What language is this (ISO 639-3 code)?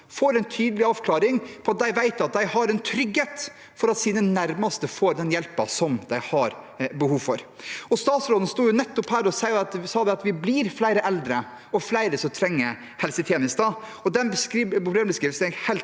nor